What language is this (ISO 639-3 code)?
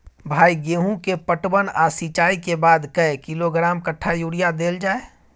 mai